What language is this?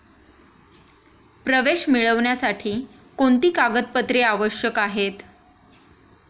Marathi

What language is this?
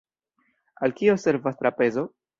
Esperanto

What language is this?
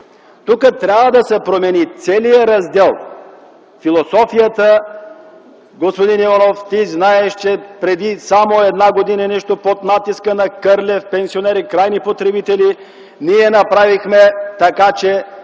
Bulgarian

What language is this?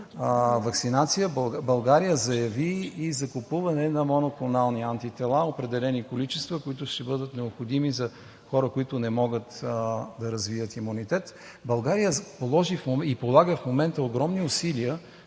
Bulgarian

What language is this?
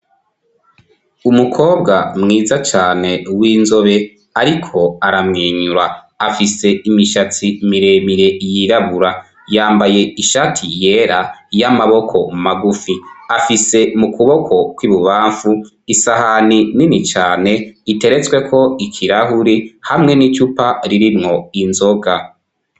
Rundi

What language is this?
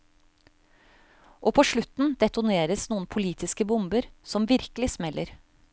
Norwegian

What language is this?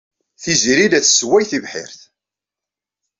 Kabyle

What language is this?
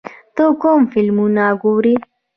Pashto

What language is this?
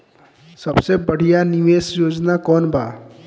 Bhojpuri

